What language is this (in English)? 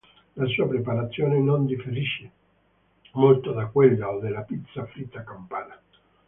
Italian